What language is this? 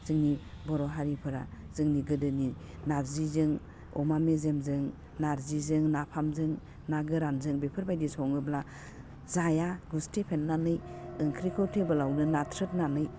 Bodo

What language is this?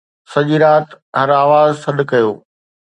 Sindhi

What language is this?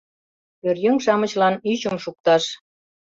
Mari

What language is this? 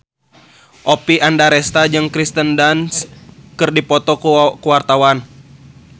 Sundanese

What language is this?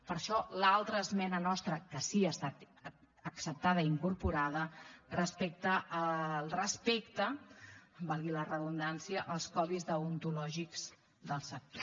Catalan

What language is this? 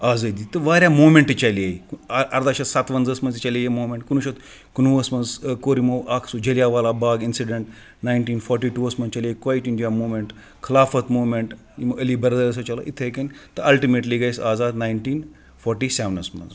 Kashmiri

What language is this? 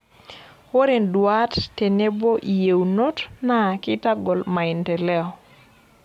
Masai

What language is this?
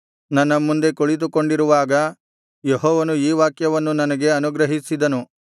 Kannada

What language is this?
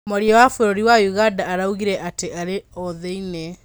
Kikuyu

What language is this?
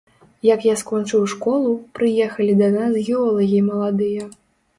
Belarusian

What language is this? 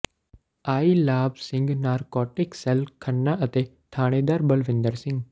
Punjabi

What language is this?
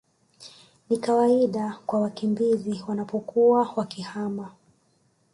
Swahili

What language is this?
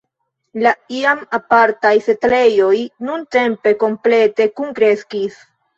Esperanto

